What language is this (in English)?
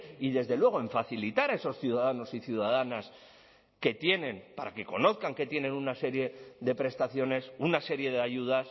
Spanish